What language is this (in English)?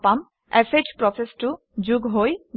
Assamese